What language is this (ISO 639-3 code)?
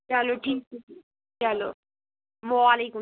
kas